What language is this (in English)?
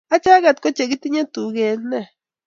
Kalenjin